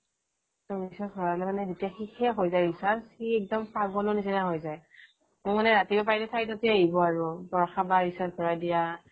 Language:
Assamese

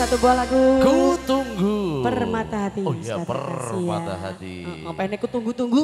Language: Indonesian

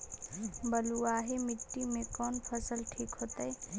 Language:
Magahi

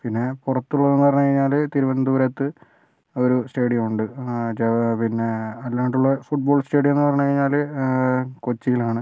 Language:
Malayalam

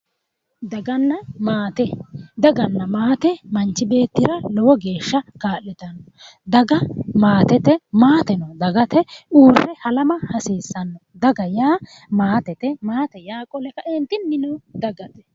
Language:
Sidamo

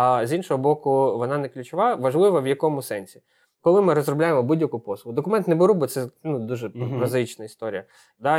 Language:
Ukrainian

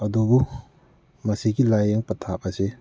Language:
Manipuri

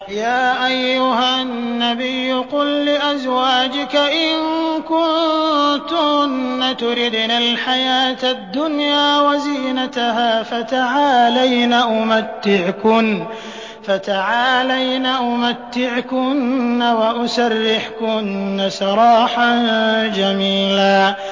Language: Arabic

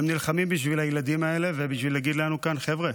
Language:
Hebrew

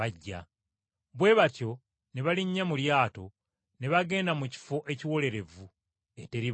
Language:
Ganda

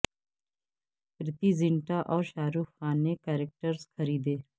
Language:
Urdu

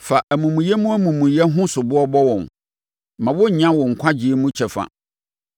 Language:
Akan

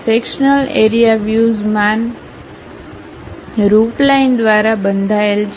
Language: Gujarati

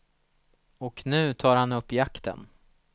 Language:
Swedish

